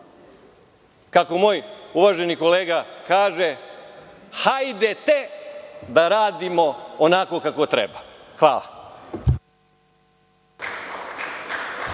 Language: Serbian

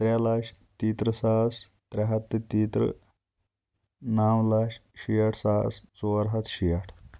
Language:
Kashmiri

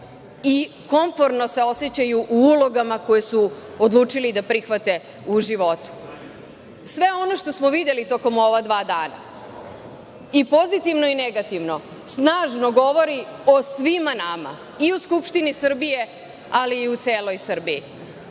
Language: Serbian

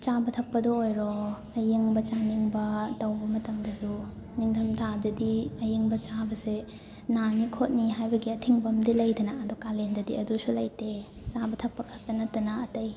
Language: Manipuri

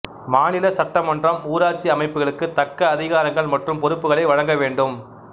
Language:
Tamil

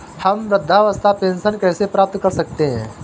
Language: Hindi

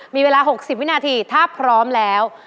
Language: Thai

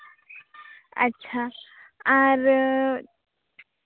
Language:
Santali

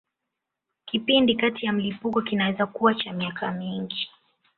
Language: Swahili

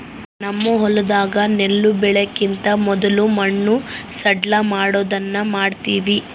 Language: Kannada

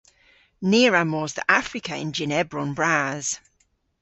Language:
Cornish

